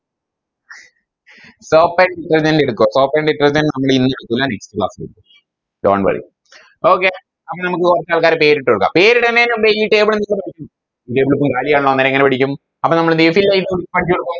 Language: Malayalam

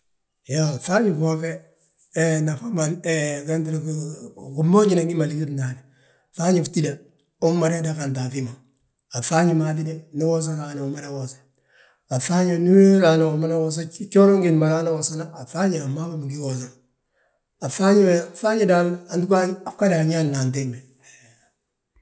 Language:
Balanta-Ganja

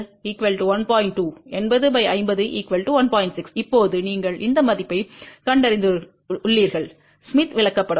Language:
Tamil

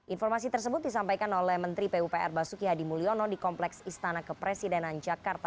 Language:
Indonesian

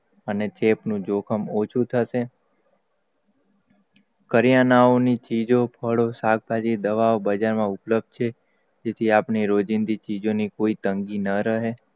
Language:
Gujarati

